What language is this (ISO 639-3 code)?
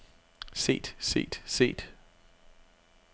dan